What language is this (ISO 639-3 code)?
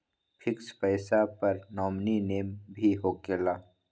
mag